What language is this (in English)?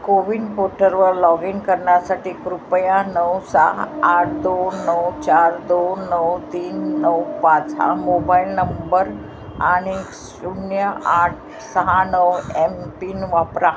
Marathi